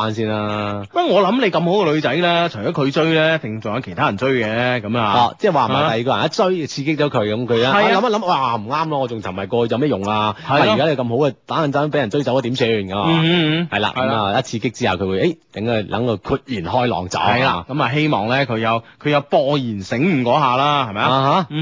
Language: Chinese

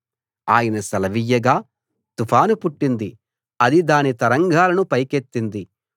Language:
Telugu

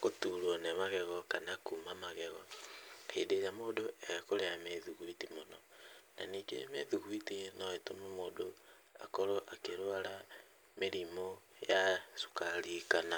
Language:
Kikuyu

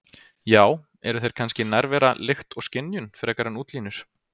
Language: Icelandic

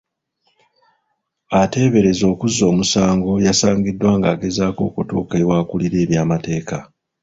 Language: Ganda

